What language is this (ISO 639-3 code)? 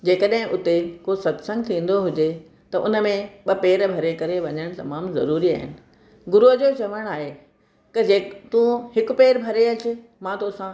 snd